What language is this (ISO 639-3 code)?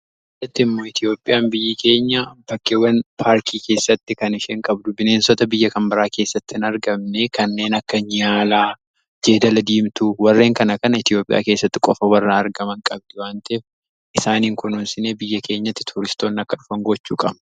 orm